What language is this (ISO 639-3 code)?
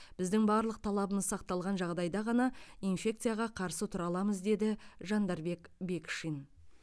kaz